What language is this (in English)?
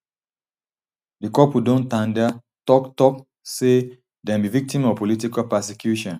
Nigerian Pidgin